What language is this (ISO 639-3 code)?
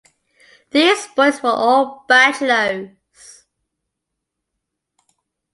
eng